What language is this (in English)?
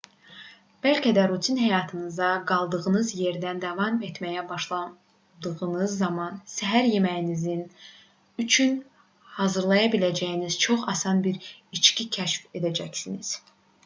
Azerbaijani